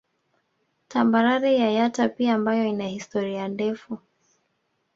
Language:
Swahili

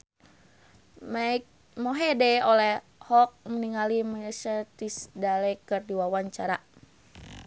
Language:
Sundanese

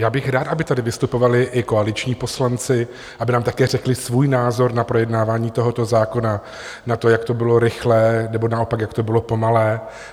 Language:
Czech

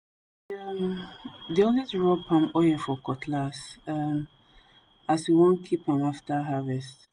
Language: Nigerian Pidgin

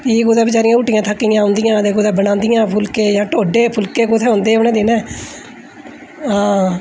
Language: Dogri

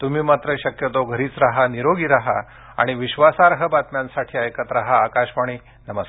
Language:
Marathi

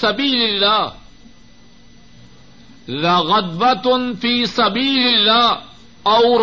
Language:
Urdu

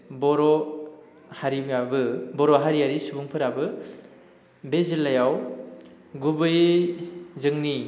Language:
Bodo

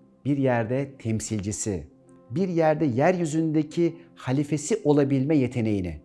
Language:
Turkish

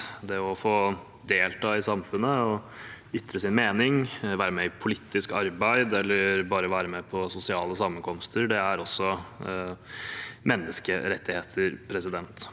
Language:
Norwegian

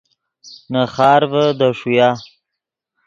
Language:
Yidgha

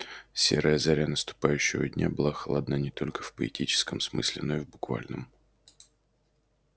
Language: Russian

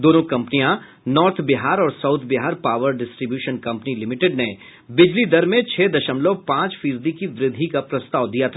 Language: Hindi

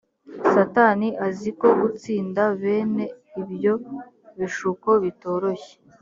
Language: Kinyarwanda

